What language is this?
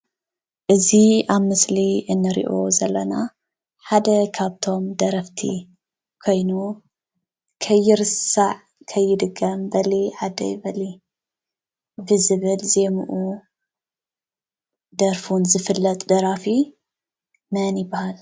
Tigrinya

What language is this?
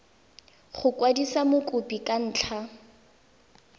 Tswana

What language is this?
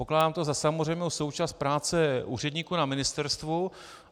Czech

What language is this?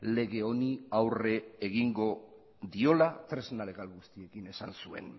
Basque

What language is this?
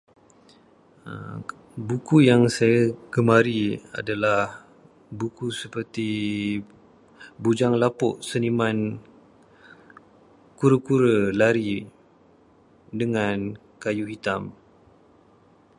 Malay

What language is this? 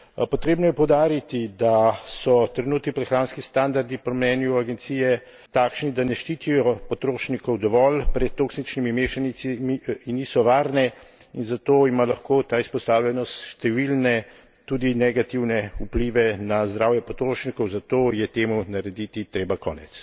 Slovenian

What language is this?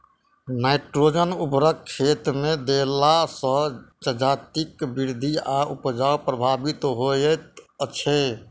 Maithili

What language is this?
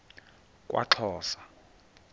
Xhosa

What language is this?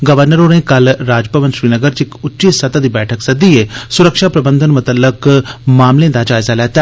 Dogri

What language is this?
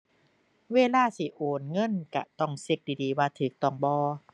Thai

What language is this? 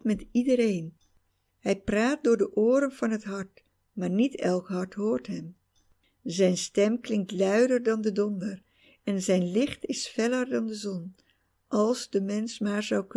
Dutch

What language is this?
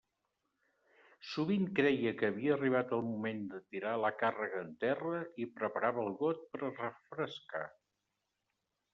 Catalan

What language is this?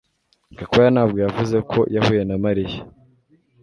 Kinyarwanda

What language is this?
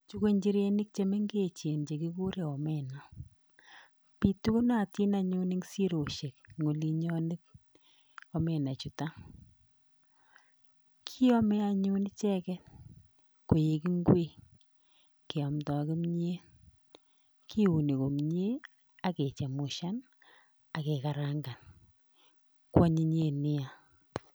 Kalenjin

